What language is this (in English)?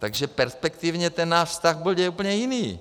Czech